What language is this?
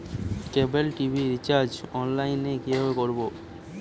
Bangla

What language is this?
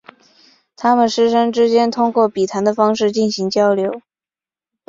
Chinese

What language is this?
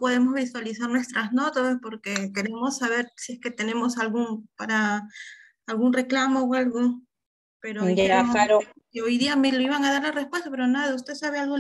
Spanish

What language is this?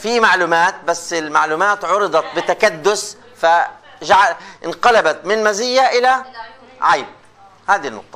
Arabic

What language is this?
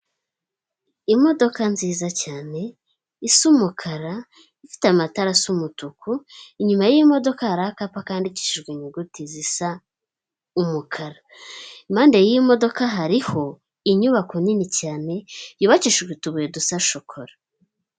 Kinyarwanda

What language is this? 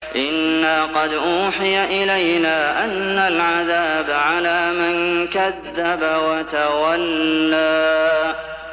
Arabic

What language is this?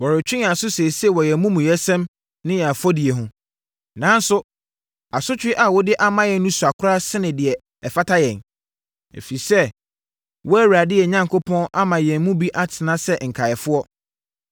Akan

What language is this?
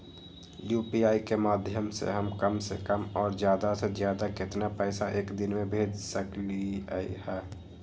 Magahi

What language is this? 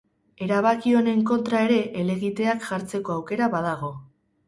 Basque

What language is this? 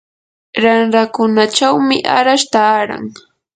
Yanahuanca Pasco Quechua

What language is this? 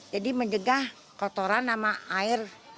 Indonesian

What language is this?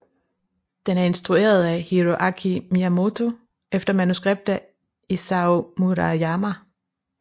Danish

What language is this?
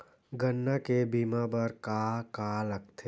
Chhattisgarhi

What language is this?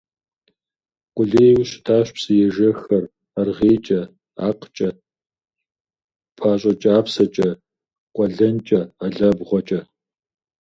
Kabardian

